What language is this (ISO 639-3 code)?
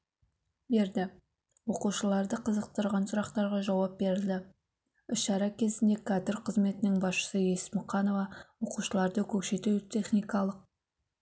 kaz